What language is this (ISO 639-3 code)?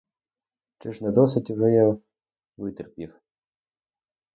ukr